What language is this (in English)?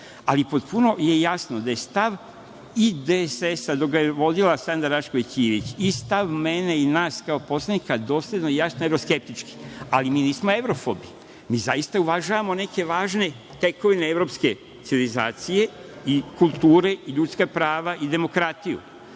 Serbian